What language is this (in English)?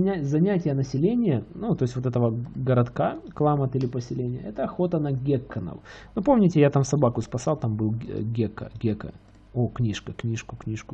Russian